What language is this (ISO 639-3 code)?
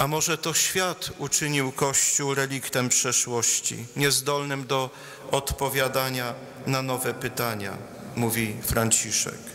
pol